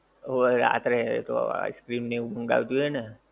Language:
Gujarati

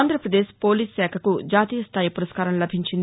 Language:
Telugu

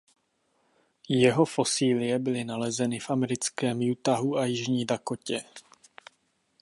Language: Czech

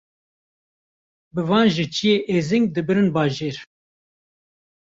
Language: Kurdish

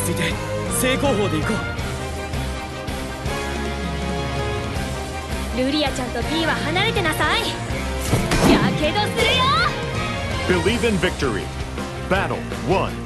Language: Japanese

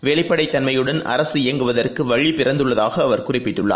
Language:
Tamil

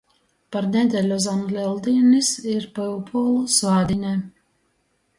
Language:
Latgalian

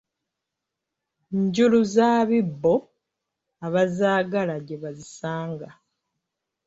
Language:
Ganda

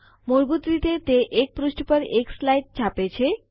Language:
Gujarati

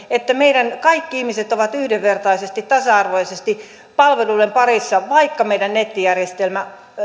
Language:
Finnish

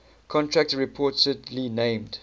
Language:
English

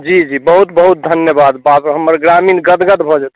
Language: Maithili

